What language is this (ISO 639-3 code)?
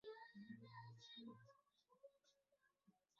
zho